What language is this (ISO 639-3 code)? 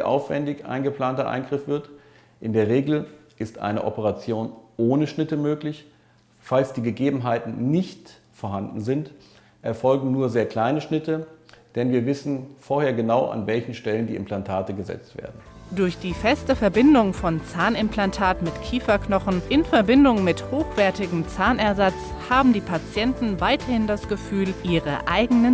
deu